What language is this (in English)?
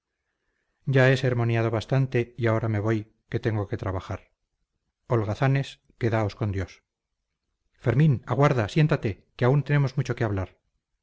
Spanish